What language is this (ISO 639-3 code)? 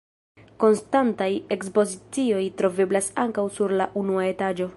epo